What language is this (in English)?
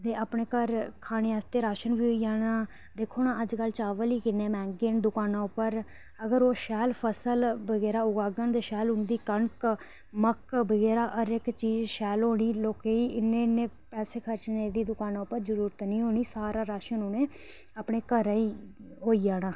Dogri